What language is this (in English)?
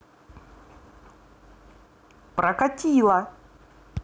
Russian